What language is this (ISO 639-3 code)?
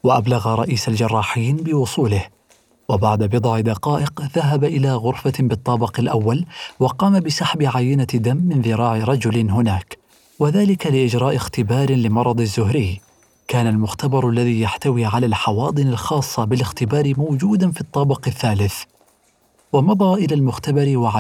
ara